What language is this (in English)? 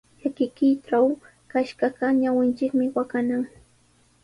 Sihuas Ancash Quechua